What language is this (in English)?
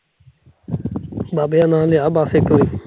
Punjabi